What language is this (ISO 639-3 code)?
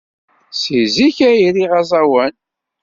kab